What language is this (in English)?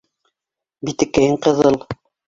Bashkir